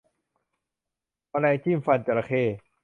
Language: Thai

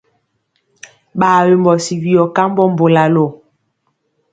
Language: Mpiemo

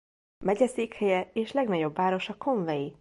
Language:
Hungarian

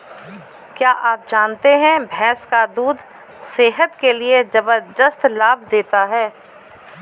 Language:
Hindi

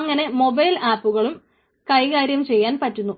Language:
Malayalam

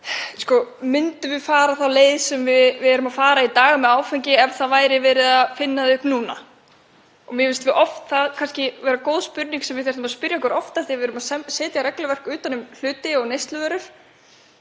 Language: Icelandic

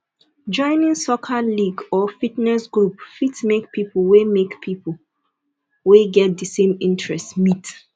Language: Nigerian Pidgin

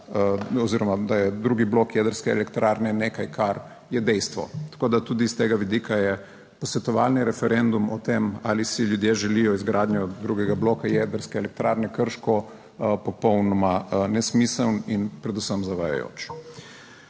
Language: Slovenian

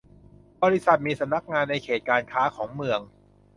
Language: Thai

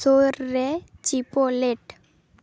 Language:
Santali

